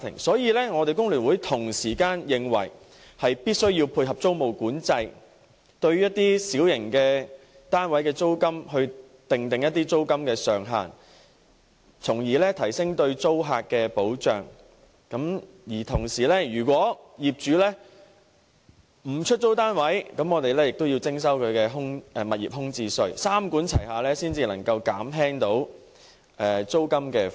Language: Cantonese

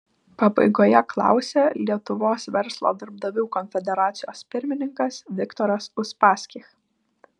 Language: Lithuanian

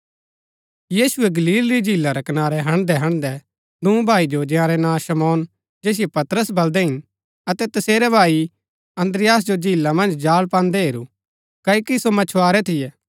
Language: Gaddi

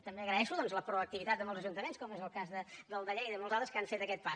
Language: Catalan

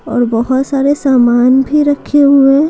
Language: Hindi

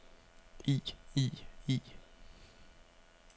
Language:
Danish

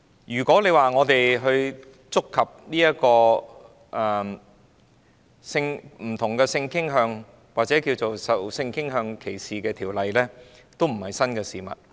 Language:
Cantonese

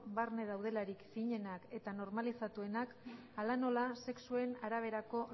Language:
Basque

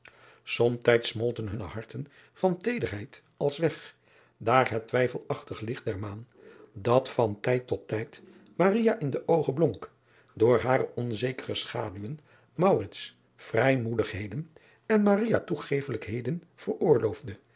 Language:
Dutch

